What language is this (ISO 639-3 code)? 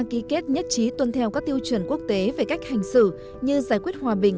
vie